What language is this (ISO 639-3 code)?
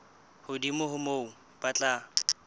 sot